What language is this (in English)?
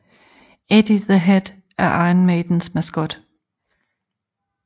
Danish